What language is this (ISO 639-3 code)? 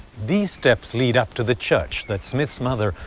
eng